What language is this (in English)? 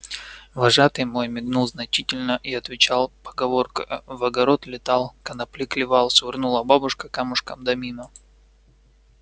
Russian